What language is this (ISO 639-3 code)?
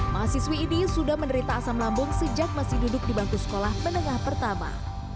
ind